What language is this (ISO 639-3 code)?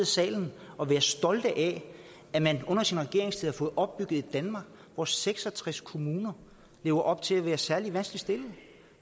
dan